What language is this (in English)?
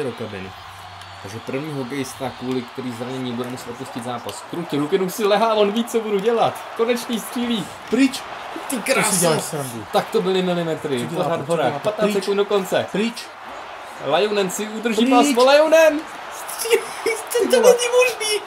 Czech